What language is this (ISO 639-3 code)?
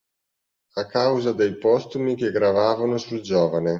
ita